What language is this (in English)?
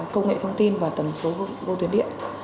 Vietnamese